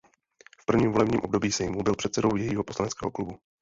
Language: Czech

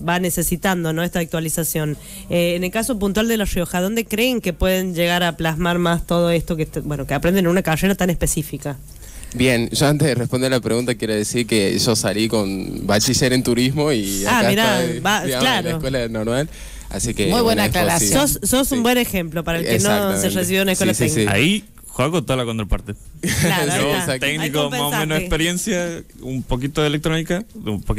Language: Spanish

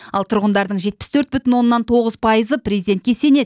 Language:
Kazakh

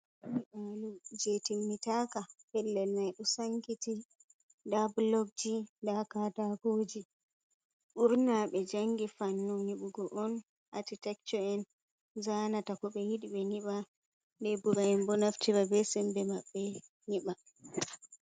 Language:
Fula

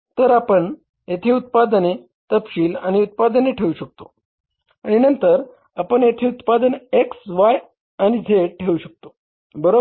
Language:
Marathi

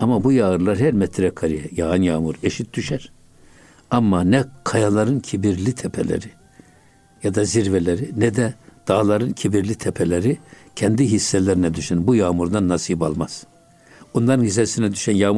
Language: Turkish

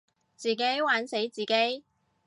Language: Cantonese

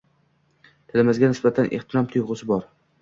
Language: Uzbek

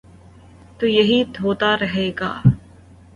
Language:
Urdu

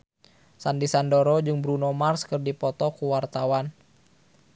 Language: Sundanese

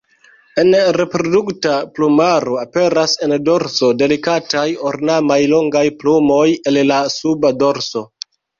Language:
Esperanto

